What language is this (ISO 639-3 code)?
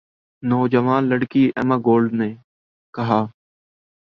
urd